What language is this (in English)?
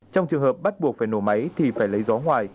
Vietnamese